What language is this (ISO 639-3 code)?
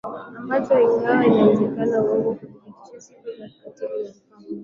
swa